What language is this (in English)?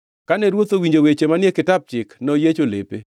Luo (Kenya and Tanzania)